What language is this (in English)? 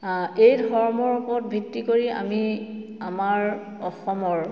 Assamese